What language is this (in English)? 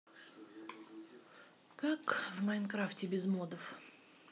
Russian